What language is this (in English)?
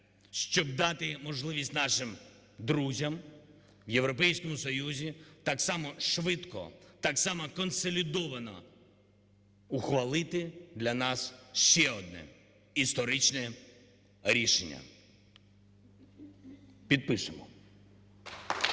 Ukrainian